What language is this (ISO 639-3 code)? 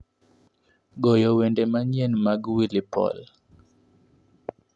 luo